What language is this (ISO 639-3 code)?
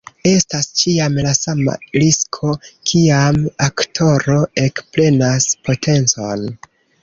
epo